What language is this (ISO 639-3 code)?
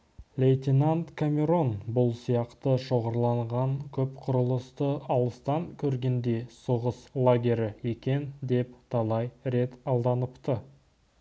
kaz